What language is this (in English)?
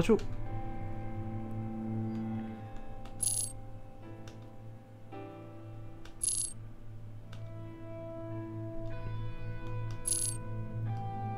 Korean